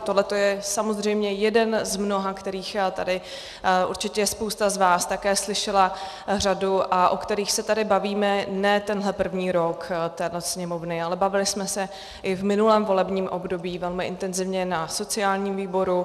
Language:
Czech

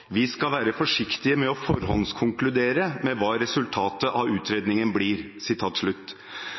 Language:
Norwegian Bokmål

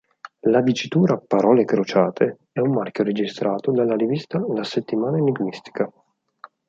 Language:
Italian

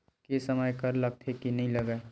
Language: Chhattisgarhi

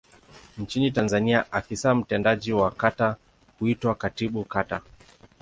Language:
Swahili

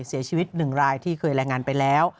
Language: Thai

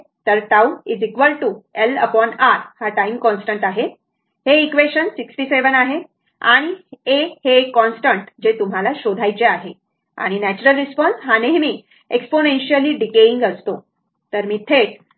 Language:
Marathi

